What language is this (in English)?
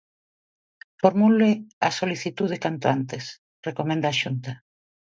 Galician